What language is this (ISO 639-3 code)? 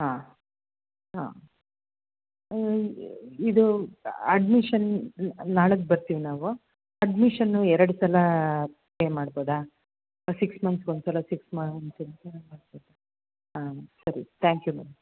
kan